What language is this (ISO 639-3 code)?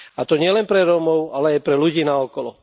slk